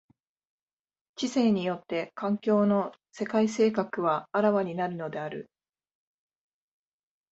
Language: Japanese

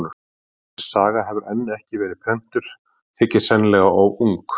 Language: Icelandic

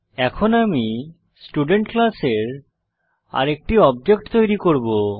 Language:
Bangla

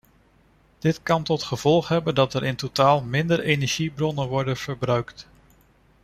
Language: Dutch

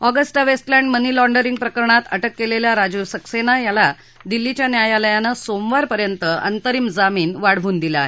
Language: Marathi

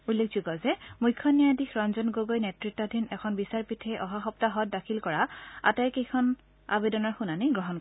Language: Assamese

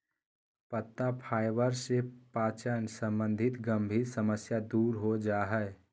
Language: Magahi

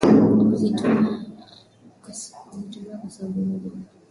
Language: Swahili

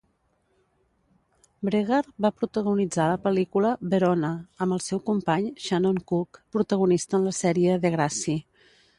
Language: Catalan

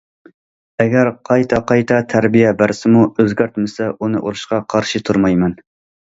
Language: Uyghur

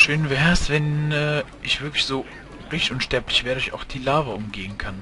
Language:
German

